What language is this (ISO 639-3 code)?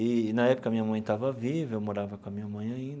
por